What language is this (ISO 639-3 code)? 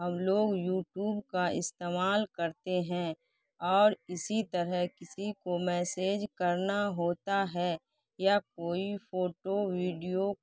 urd